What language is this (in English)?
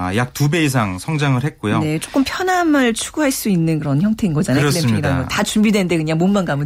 Korean